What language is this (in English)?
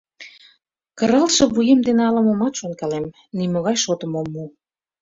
Mari